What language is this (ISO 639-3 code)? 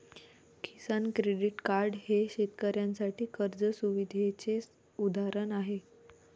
mar